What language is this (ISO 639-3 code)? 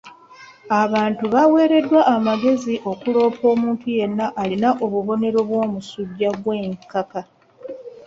lug